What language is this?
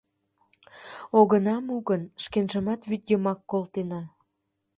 Mari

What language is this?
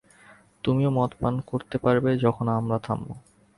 Bangla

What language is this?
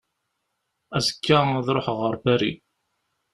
Kabyle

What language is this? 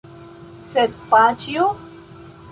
Esperanto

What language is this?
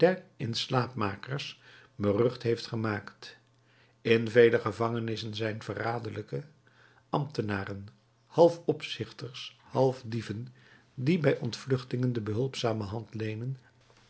Dutch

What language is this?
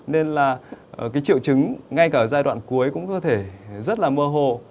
Vietnamese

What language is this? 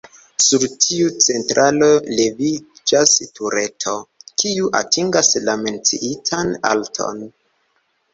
Esperanto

